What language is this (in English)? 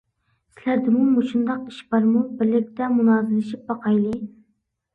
Uyghur